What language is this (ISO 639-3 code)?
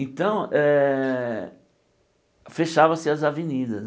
por